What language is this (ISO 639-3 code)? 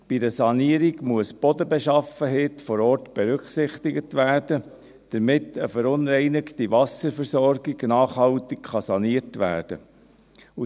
gsw